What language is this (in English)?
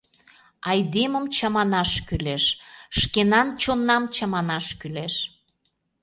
Mari